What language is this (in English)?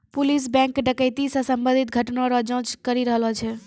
Maithili